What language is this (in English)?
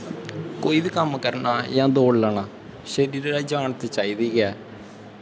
Dogri